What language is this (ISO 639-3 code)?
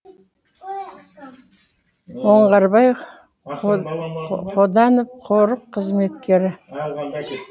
kaz